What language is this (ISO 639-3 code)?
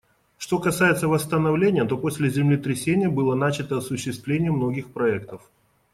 rus